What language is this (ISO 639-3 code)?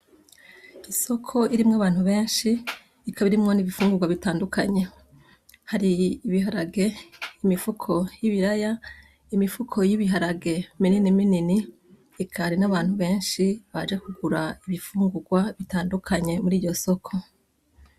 run